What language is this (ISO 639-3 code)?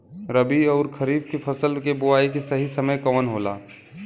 bho